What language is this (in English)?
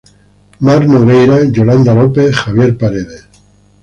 Spanish